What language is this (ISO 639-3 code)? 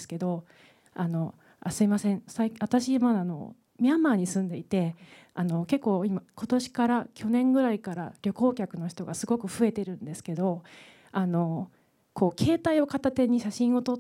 jpn